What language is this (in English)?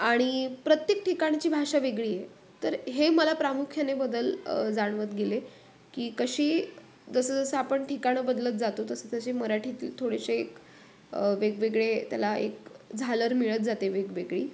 Marathi